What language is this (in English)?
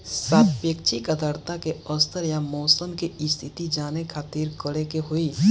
Bhojpuri